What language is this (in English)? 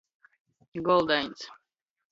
Latgalian